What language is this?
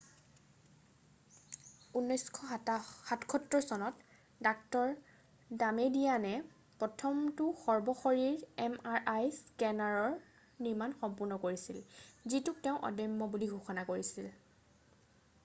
Assamese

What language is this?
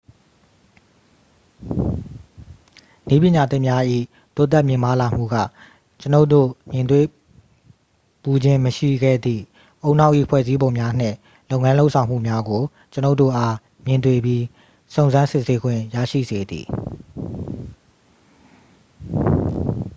Burmese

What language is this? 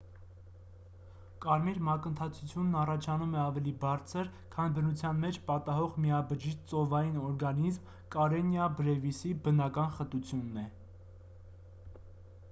Armenian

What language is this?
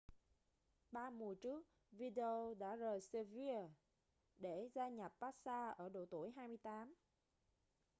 Vietnamese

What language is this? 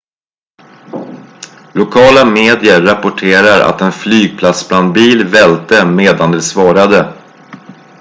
Swedish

